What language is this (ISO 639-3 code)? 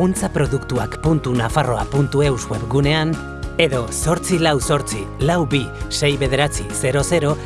eus